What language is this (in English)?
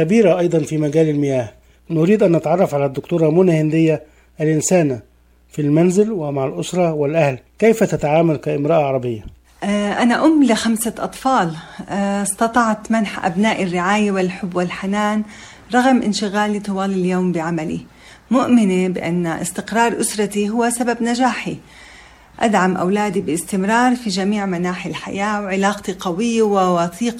Arabic